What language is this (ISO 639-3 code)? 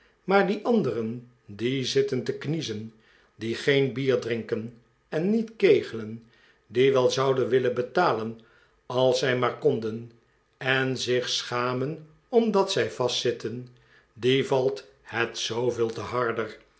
nld